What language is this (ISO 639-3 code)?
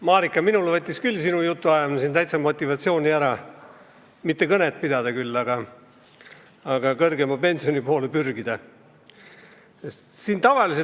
est